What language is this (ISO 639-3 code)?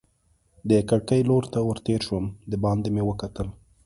pus